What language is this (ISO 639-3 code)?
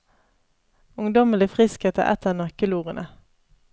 nor